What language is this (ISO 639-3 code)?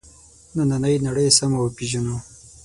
pus